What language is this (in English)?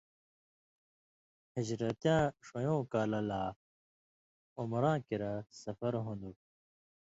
Indus Kohistani